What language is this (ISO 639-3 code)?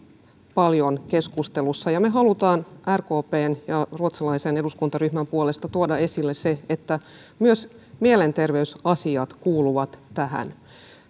fin